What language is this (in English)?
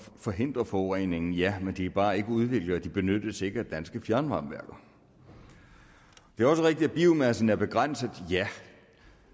Danish